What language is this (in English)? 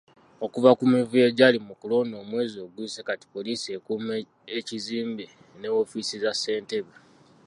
Ganda